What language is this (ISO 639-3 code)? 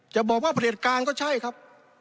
tha